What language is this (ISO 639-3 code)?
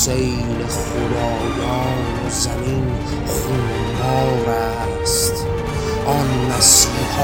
fas